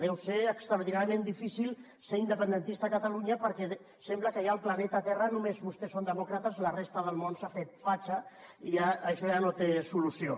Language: Catalan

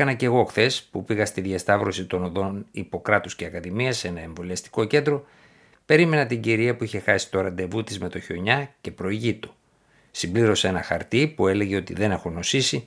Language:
Greek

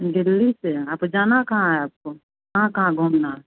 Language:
Hindi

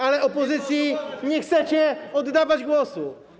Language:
Polish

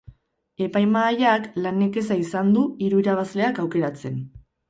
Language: Basque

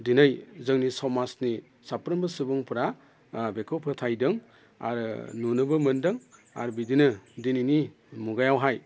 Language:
Bodo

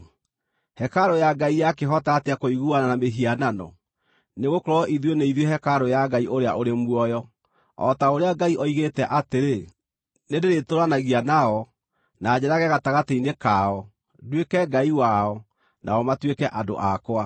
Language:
Kikuyu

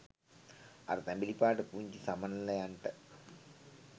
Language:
Sinhala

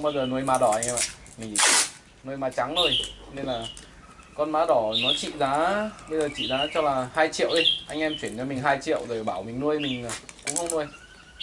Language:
Vietnamese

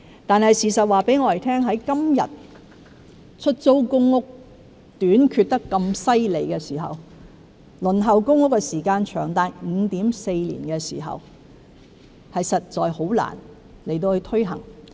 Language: Cantonese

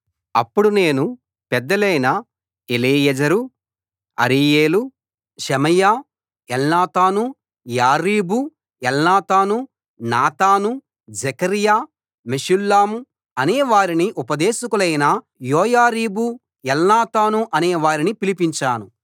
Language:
Telugu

